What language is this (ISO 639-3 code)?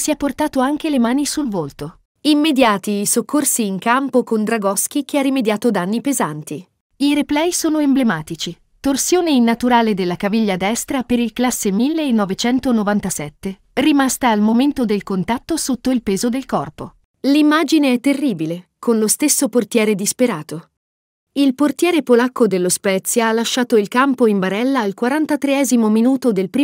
ita